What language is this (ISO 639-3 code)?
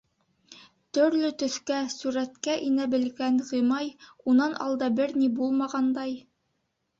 bak